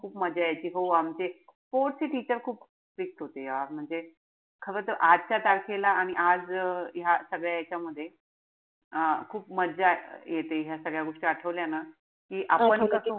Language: Marathi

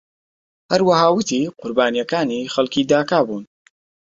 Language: Central Kurdish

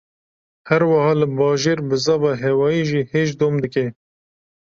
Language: Kurdish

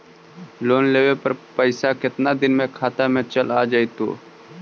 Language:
Magahi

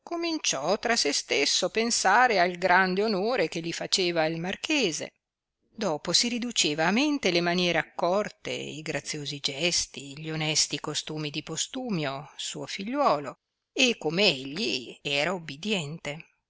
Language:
Italian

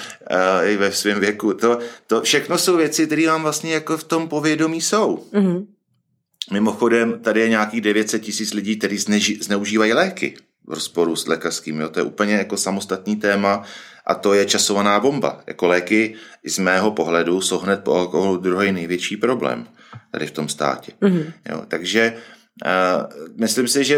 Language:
Czech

